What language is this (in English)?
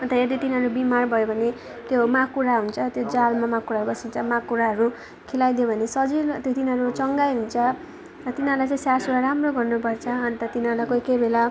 Nepali